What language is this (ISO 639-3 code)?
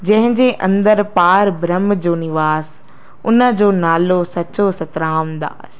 snd